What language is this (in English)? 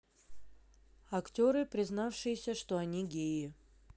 Russian